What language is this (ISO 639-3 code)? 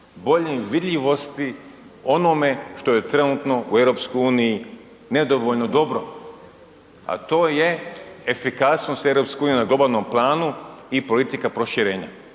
hrv